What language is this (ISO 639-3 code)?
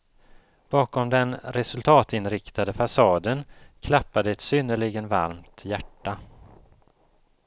swe